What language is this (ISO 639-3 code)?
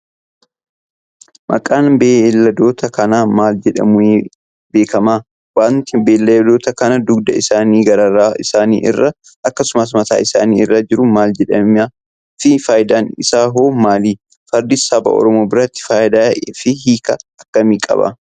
orm